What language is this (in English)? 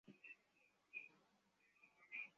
Bangla